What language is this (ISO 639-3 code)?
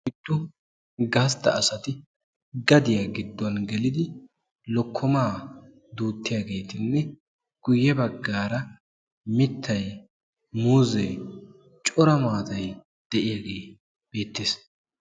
wal